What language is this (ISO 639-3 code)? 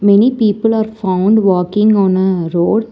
eng